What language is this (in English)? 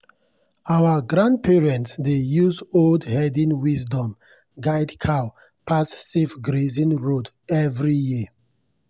Nigerian Pidgin